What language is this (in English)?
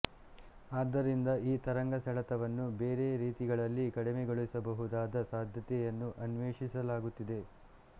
Kannada